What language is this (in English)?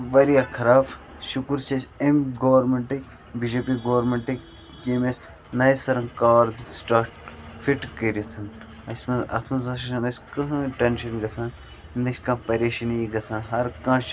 Kashmiri